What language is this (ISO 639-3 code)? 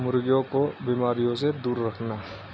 urd